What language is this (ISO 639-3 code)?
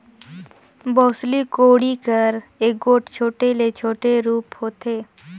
hne